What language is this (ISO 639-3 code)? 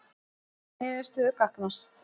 isl